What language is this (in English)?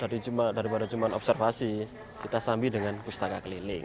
Indonesian